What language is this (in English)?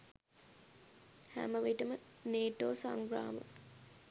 Sinhala